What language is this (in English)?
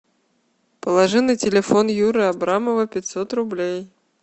Russian